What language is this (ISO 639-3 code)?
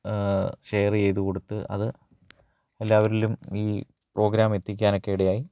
mal